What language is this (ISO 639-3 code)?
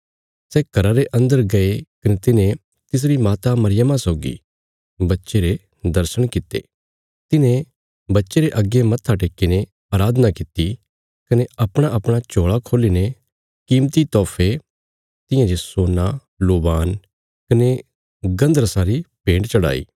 kfs